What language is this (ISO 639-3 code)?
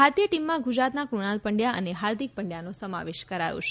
guj